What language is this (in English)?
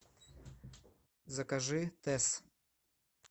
Russian